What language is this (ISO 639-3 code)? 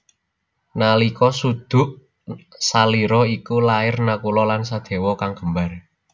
jav